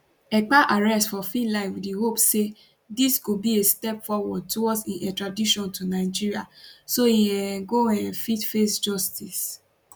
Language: Nigerian Pidgin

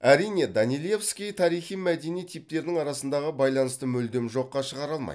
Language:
Kazakh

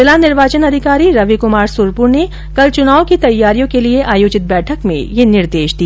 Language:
Hindi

